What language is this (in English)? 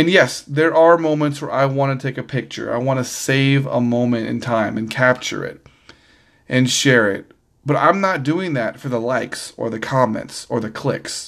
English